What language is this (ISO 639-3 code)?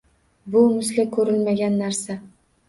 uzb